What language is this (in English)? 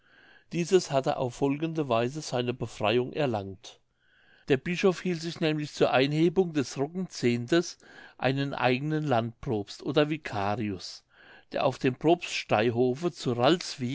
German